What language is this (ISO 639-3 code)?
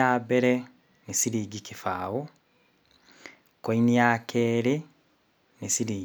kik